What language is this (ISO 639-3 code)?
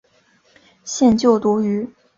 zho